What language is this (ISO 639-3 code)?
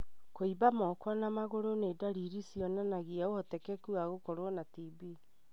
kik